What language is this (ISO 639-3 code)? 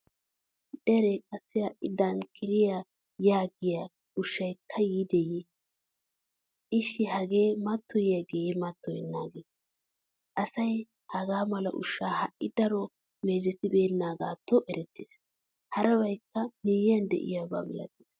wal